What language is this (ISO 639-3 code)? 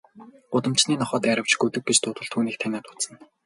mon